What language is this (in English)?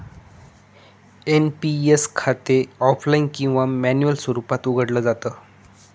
Marathi